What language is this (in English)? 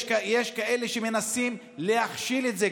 Hebrew